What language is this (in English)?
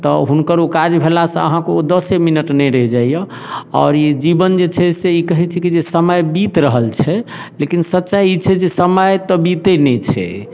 Maithili